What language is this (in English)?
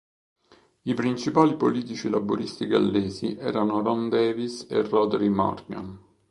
Italian